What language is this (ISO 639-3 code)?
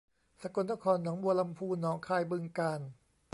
tha